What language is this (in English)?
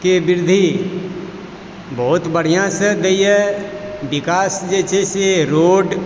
Maithili